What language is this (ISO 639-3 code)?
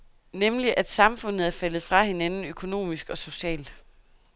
dan